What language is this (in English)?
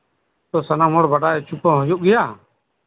Santali